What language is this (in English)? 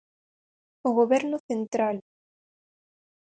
Galician